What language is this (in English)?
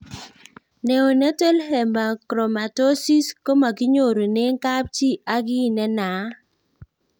Kalenjin